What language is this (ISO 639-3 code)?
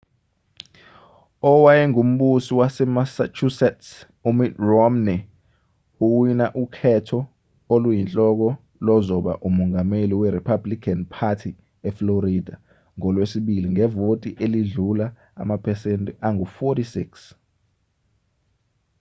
zul